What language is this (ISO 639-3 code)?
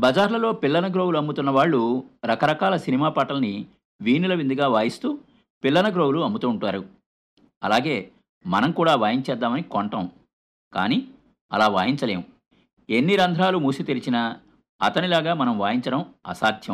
tel